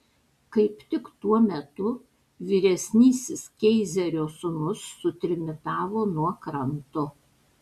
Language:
Lithuanian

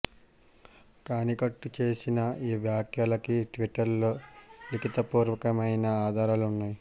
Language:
Telugu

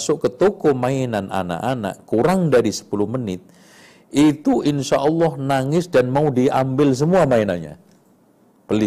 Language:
Indonesian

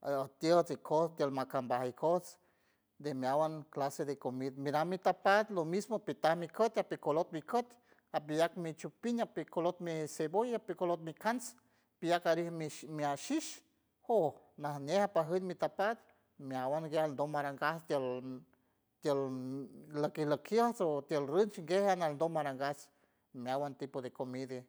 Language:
San Francisco Del Mar Huave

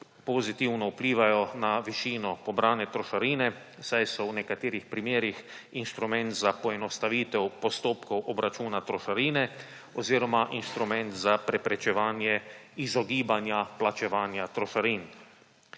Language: Slovenian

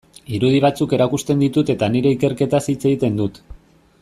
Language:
Basque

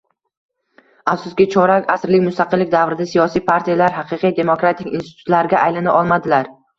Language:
Uzbek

